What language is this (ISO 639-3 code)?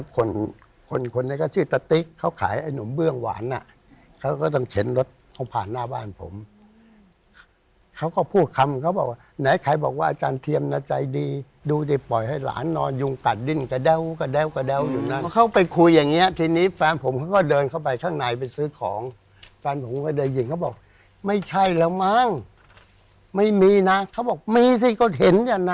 tha